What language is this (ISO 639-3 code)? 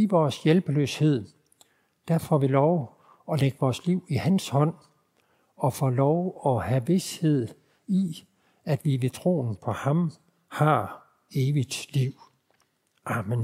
dan